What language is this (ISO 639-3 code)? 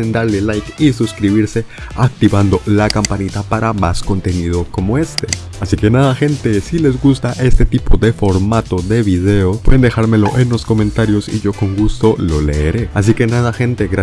spa